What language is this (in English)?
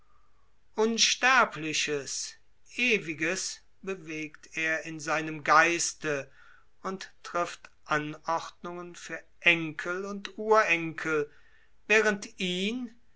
German